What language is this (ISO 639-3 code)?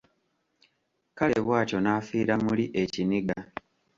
lug